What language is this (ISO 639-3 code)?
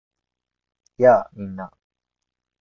jpn